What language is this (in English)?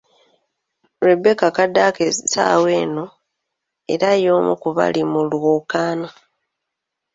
Ganda